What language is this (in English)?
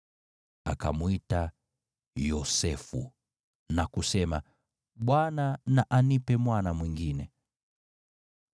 Swahili